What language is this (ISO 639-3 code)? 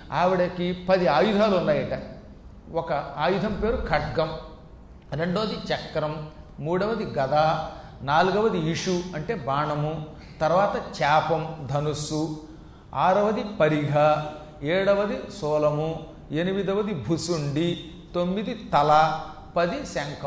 tel